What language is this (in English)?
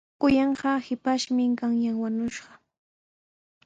Sihuas Ancash Quechua